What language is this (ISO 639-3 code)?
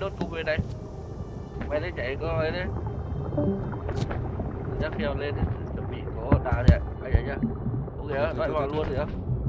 vie